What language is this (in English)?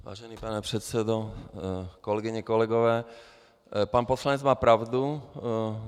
Czech